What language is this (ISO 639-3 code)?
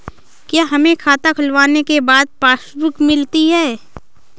hin